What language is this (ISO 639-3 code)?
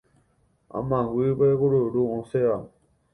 grn